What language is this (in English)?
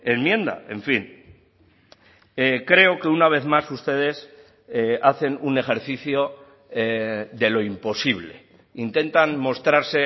Spanish